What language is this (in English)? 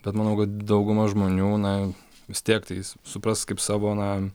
Lithuanian